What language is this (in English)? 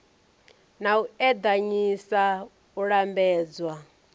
Venda